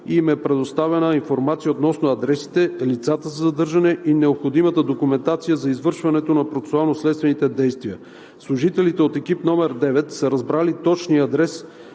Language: Bulgarian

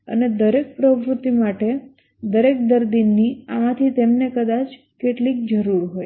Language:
Gujarati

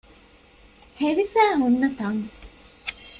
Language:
Divehi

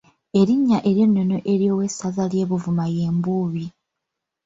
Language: Ganda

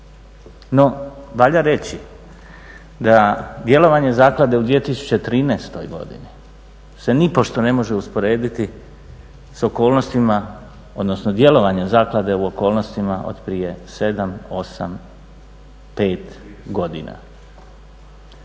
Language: Croatian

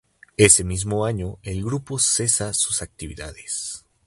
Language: Spanish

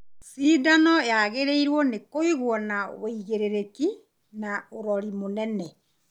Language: Kikuyu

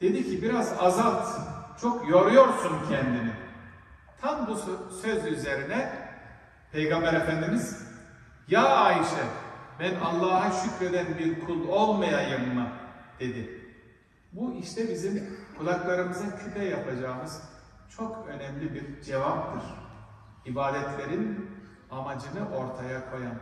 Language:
Turkish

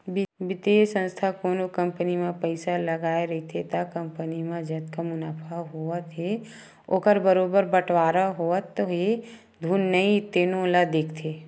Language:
Chhattisgarhi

